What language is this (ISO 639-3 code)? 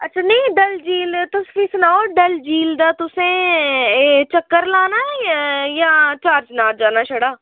doi